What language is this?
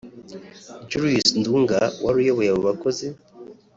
Kinyarwanda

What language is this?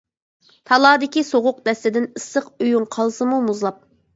Uyghur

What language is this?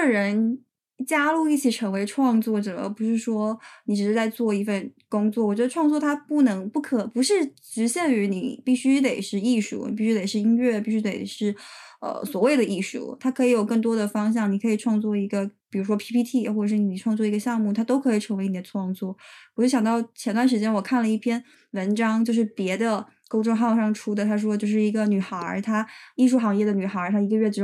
Chinese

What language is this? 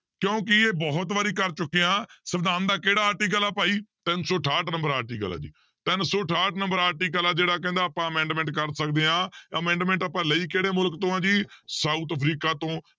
Punjabi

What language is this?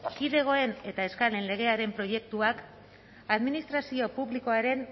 Basque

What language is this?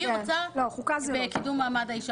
Hebrew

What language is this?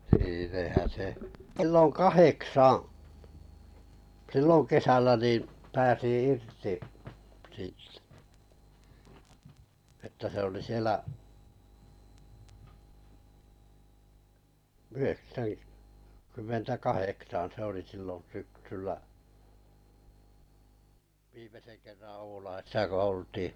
Finnish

